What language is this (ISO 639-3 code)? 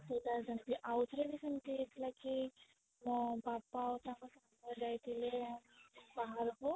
ori